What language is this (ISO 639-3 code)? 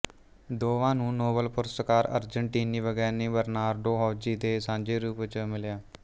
pan